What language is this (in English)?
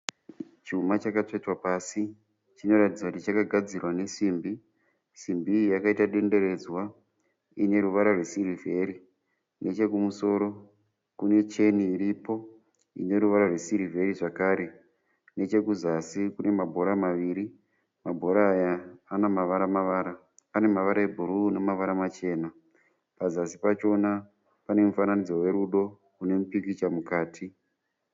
Shona